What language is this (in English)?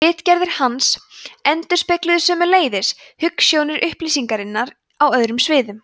Icelandic